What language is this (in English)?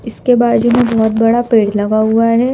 Hindi